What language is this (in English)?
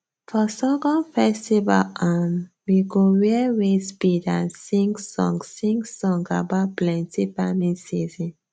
Nigerian Pidgin